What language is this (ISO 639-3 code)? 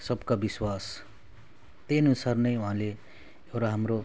nep